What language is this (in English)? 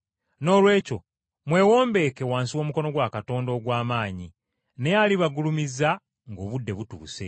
Ganda